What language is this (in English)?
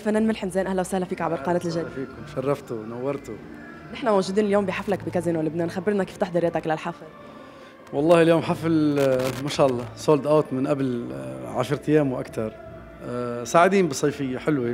Arabic